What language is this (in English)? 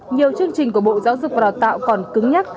Vietnamese